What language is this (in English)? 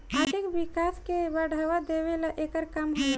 Bhojpuri